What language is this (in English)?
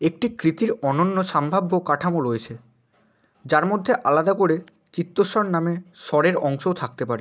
Bangla